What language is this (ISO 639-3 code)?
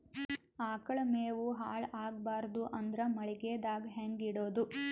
kan